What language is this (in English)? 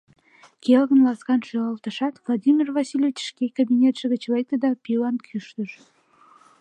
Mari